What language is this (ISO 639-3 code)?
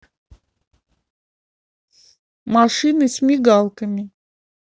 rus